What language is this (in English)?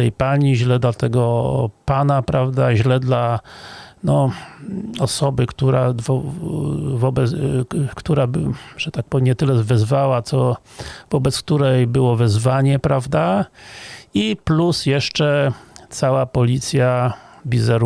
Polish